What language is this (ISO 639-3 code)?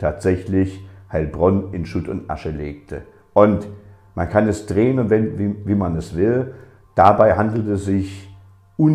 deu